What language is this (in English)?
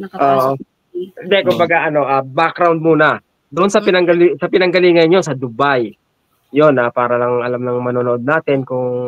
Filipino